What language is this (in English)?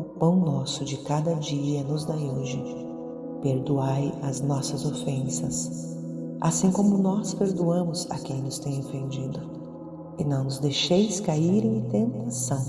Portuguese